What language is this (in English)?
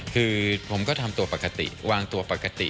Thai